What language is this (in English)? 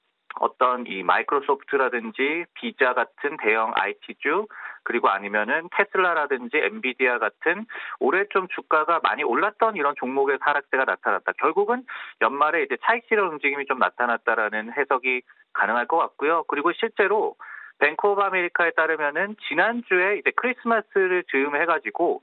Korean